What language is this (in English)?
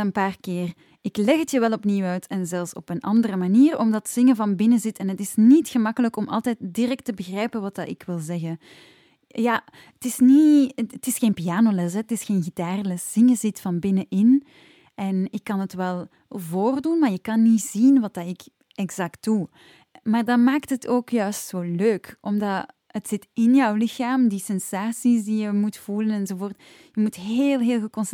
Dutch